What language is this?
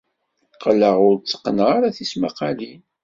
Kabyle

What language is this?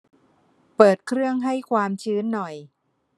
Thai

